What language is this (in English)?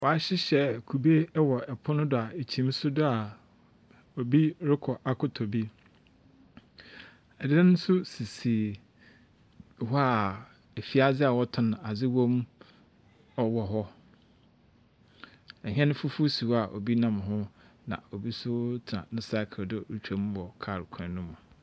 Akan